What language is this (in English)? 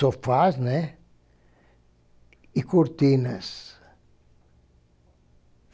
Portuguese